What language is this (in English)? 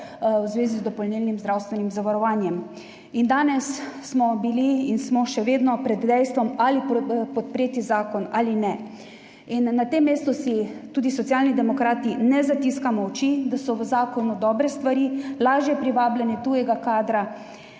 Slovenian